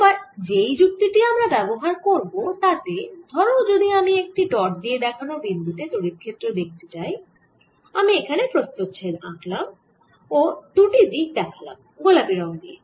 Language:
Bangla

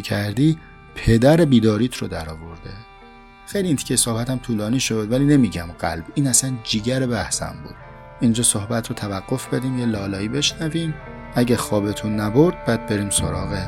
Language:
Persian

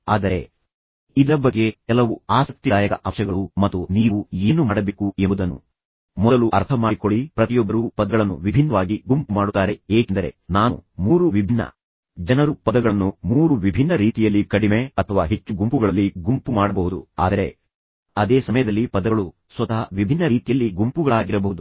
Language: Kannada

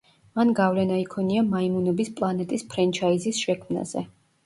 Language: Georgian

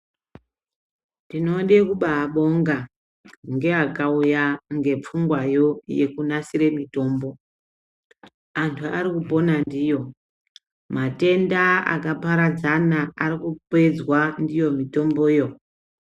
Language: Ndau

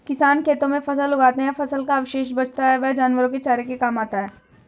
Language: Hindi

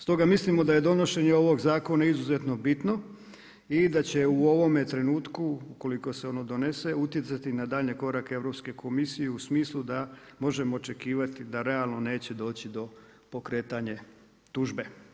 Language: Croatian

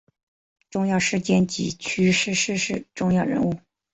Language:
Chinese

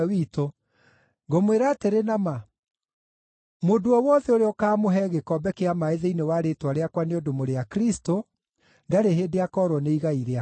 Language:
Kikuyu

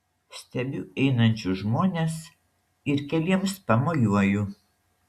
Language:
Lithuanian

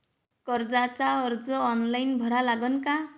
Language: Marathi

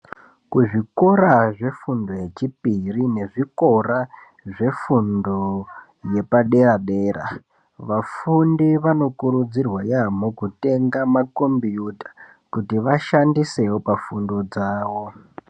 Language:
Ndau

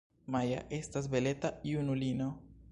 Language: Esperanto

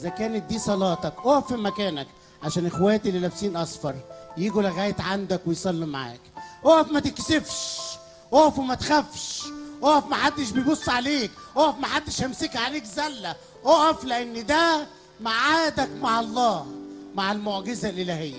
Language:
Arabic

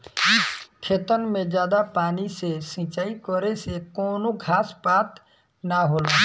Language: Bhojpuri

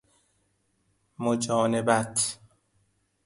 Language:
Persian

